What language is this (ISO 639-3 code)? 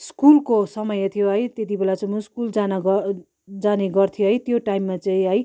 nep